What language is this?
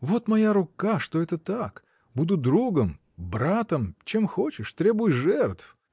Russian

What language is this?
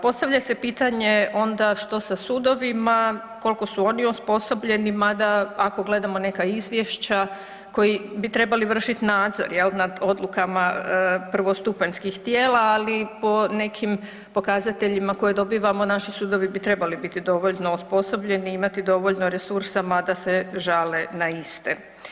Croatian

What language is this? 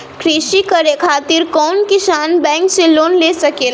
Bhojpuri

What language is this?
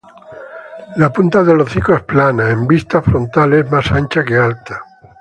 Spanish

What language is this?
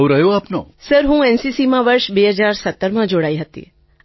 Gujarati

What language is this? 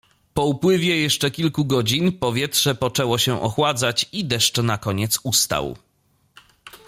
Polish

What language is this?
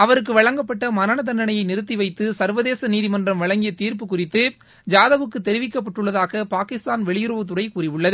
Tamil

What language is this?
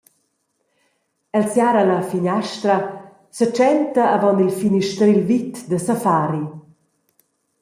Romansh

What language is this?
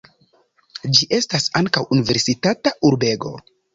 Esperanto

